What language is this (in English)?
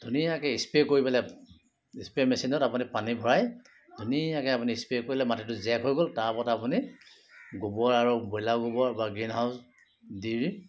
Assamese